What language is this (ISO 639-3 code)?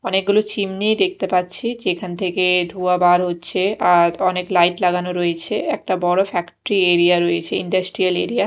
ben